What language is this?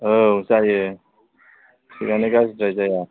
Bodo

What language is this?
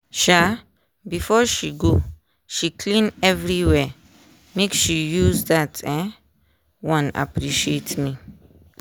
Nigerian Pidgin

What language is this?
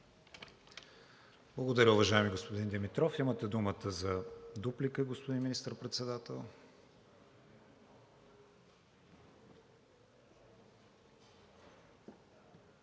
Bulgarian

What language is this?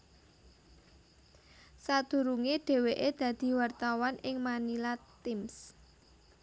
Javanese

